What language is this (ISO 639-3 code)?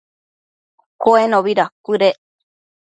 mcf